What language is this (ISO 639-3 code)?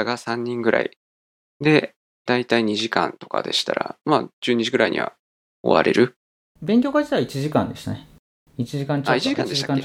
jpn